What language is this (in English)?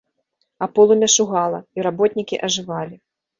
Belarusian